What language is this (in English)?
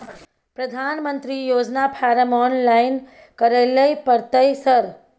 Maithili